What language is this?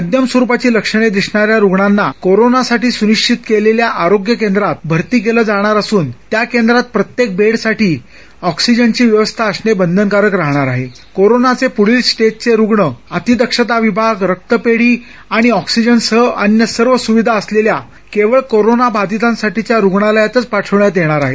Marathi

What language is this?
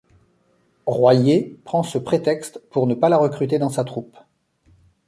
French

